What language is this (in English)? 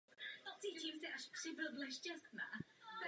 Czech